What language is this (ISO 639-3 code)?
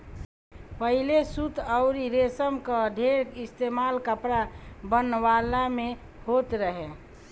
bho